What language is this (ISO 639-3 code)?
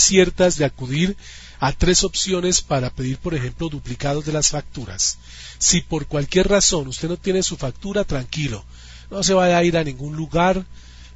spa